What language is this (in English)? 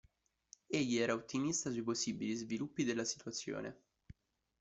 Italian